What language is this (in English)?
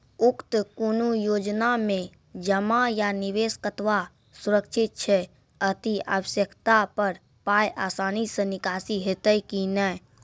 Maithili